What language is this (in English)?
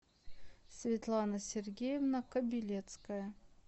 Russian